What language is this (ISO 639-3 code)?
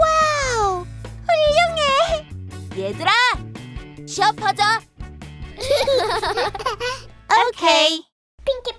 kor